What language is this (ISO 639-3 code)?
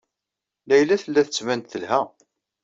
kab